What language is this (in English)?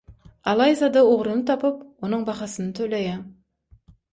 Turkmen